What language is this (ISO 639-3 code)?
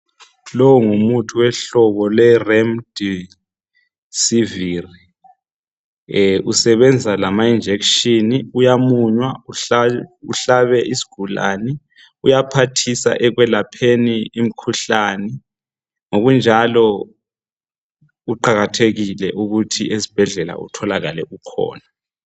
nde